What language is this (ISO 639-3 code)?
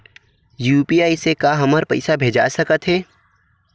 hne